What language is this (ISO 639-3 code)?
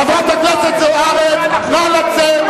heb